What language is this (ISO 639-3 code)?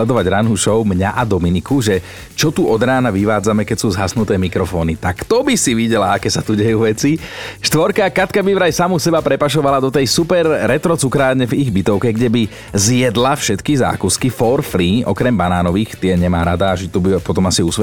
slk